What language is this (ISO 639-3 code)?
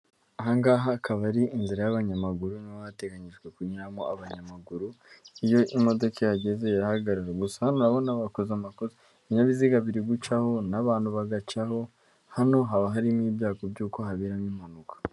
kin